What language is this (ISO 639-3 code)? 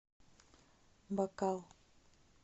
rus